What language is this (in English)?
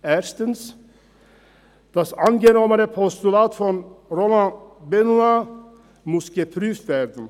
Swiss German